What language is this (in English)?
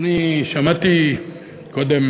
Hebrew